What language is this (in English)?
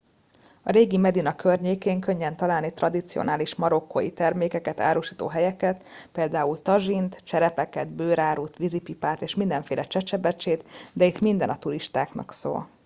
Hungarian